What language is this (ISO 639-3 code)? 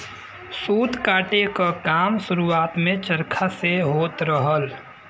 bho